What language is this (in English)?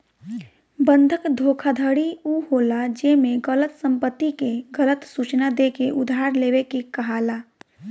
Bhojpuri